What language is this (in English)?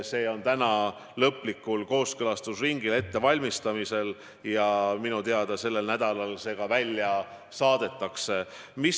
Estonian